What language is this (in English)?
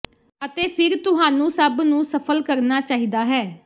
Punjabi